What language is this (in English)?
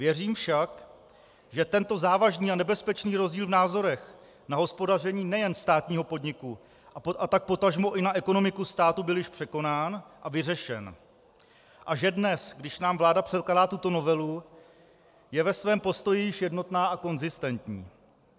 Czech